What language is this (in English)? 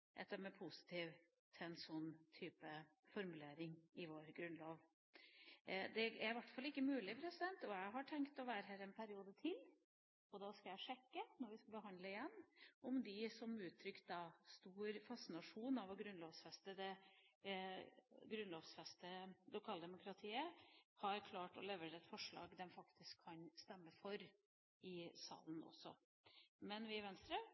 Norwegian Bokmål